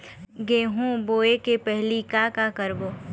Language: Chhattisgarhi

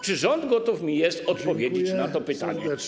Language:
Polish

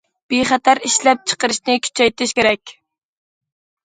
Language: Uyghur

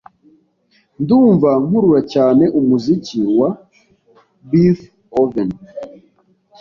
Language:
Kinyarwanda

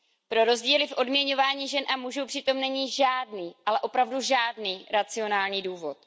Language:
Czech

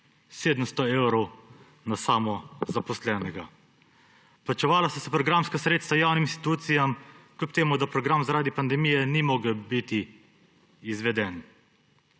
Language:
Slovenian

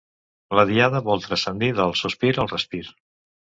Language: Catalan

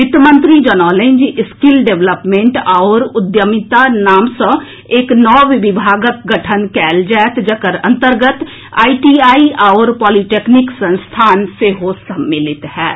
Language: Maithili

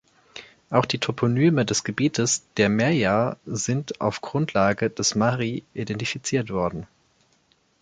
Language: German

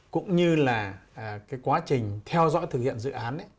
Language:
Vietnamese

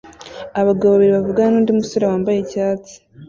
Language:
Kinyarwanda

